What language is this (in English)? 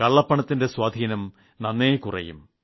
Malayalam